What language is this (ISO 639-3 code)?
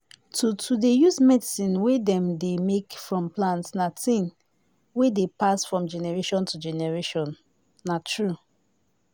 pcm